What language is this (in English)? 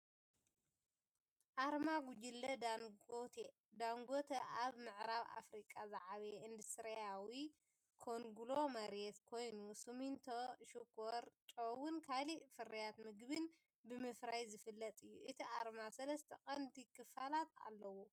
Tigrinya